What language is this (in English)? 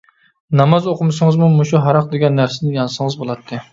Uyghur